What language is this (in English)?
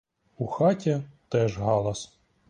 Ukrainian